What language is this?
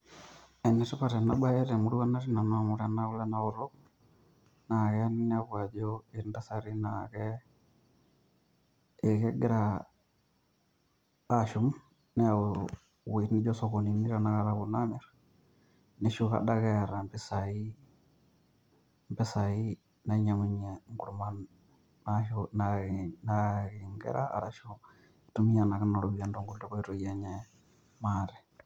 Masai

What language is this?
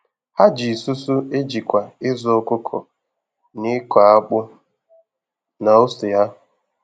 Igbo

